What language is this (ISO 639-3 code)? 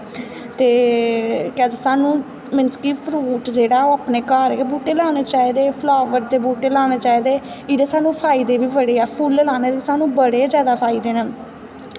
doi